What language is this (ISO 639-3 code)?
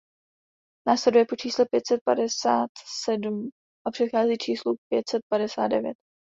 ces